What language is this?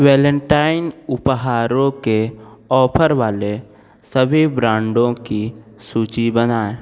Hindi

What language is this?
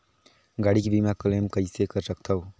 Chhattisgarhi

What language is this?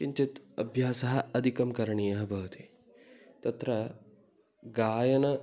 Sanskrit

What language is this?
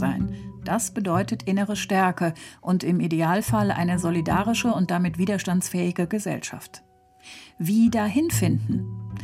German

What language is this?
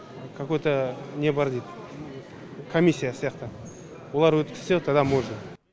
Kazakh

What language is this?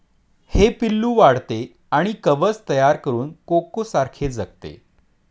Marathi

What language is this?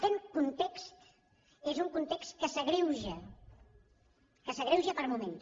Catalan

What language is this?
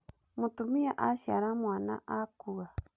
Kikuyu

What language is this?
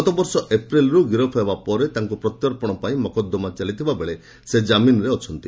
Odia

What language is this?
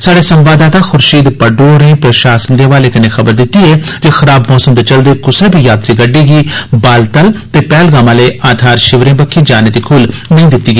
Dogri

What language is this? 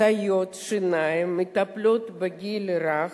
Hebrew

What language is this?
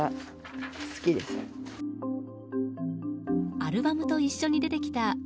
Japanese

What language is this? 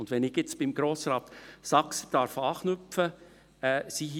Swiss German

